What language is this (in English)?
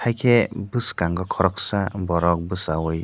Kok Borok